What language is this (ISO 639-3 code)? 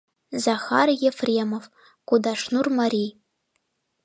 chm